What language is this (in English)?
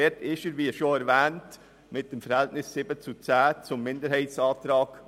Swiss German